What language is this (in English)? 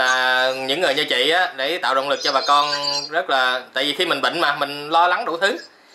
Vietnamese